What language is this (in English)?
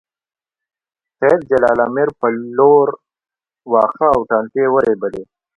Pashto